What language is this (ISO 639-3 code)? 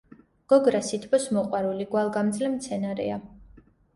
kat